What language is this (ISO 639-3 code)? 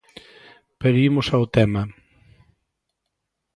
glg